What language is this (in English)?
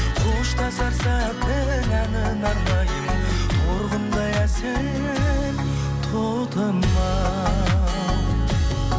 Kazakh